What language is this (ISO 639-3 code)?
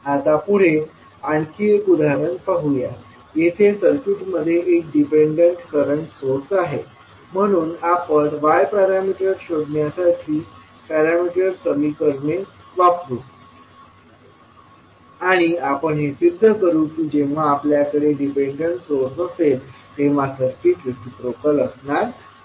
mar